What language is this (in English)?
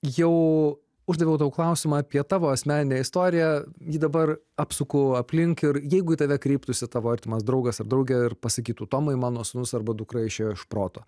Lithuanian